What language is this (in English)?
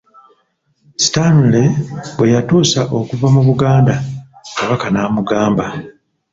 Ganda